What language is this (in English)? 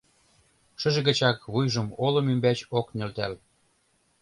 Mari